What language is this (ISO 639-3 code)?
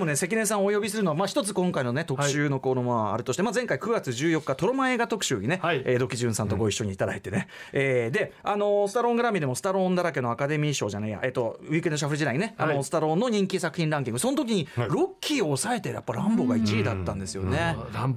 jpn